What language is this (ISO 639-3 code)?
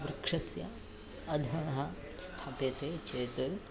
san